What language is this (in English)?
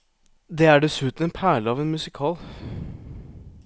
Norwegian